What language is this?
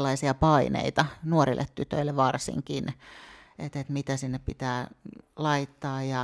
Finnish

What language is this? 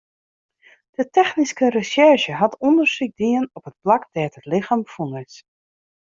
Western Frisian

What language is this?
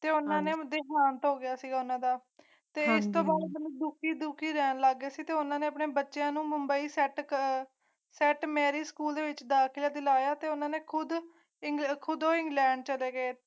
Punjabi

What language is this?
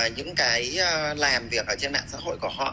Vietnamese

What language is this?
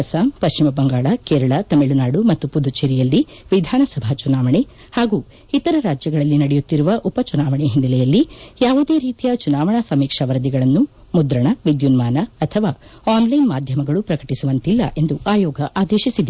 Kannada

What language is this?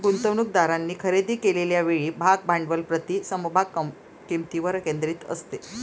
Marathi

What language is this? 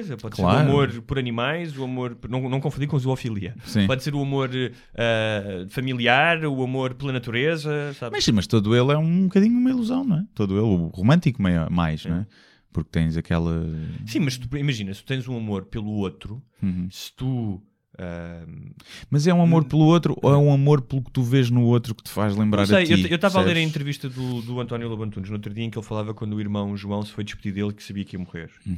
Portuguese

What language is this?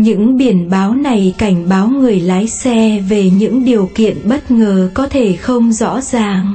Vietnamese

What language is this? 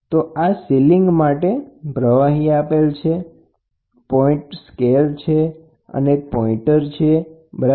Gujarati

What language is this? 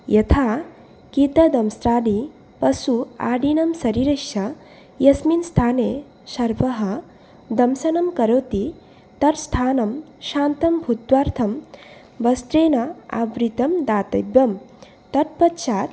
Sanskrit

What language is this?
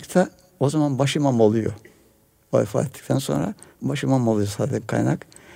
Turkish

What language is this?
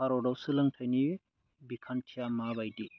Bodo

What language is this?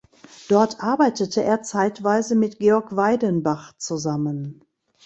German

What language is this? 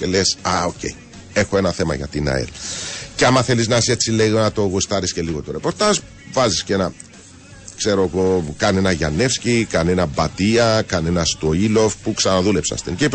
Greek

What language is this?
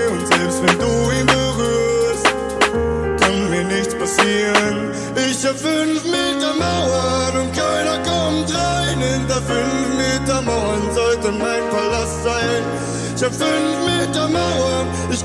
Romanian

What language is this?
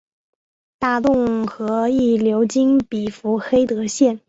Chinese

